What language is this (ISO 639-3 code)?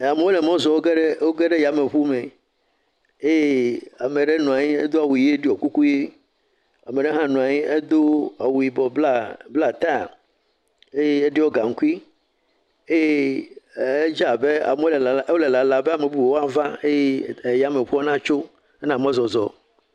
ewe